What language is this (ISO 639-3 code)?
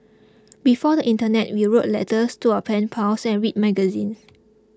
eng